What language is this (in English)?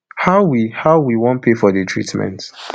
Nigerian Pidgin